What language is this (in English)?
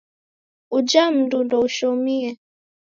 Taita